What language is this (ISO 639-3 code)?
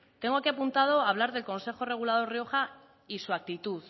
spa